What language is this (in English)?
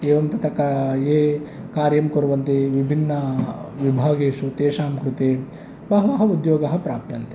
Sanskrit